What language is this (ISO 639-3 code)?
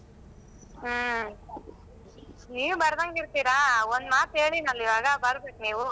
kan